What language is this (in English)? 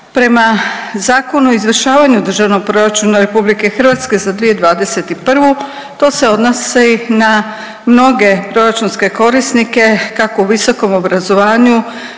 Croatian